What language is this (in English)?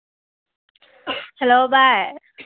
Manipuri